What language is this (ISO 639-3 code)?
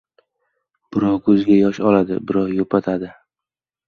uzb